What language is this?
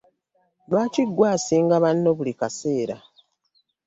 Ganda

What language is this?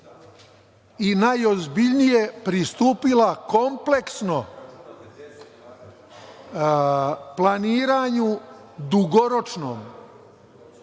Serbian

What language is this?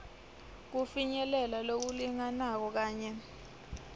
Swati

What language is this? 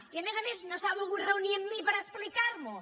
Catalan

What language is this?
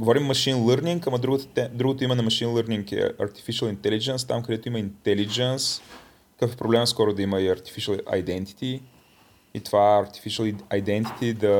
Bulgarian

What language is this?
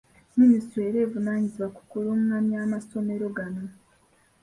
Ganda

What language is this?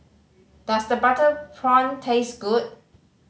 English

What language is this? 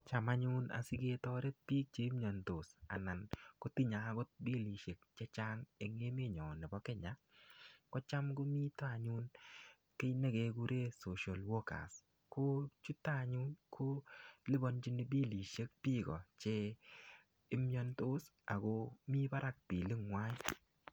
Kalenjin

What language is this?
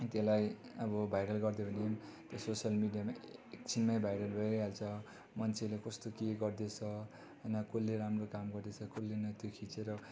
Nepali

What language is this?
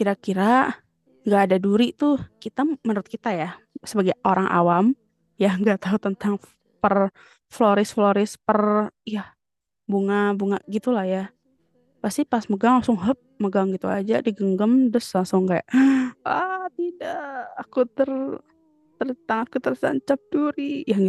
Indonesian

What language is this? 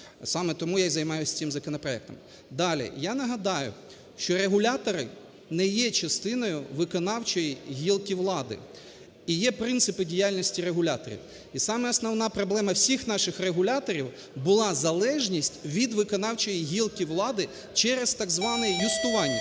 Ukrainian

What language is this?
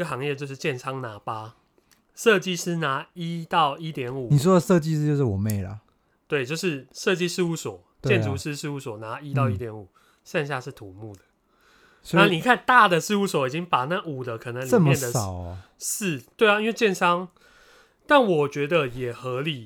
Chinese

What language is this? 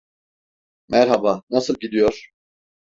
Turkish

